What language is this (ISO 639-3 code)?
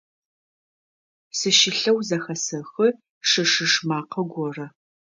ady